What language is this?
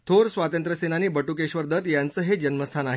Marathi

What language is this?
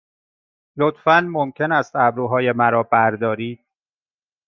Persian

